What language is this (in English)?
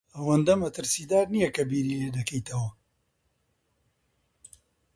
Central Kurdish